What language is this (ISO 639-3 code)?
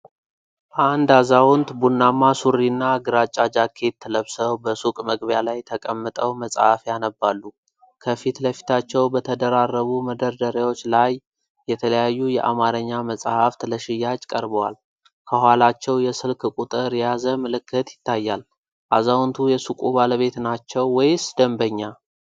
amh